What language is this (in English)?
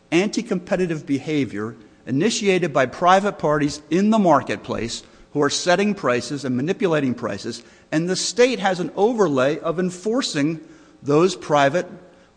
English